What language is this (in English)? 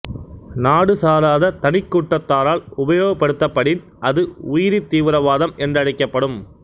Tamil